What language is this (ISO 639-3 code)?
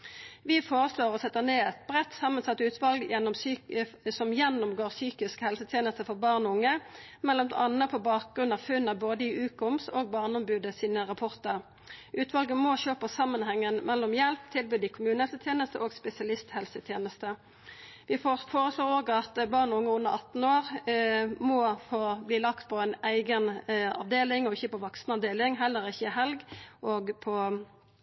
nno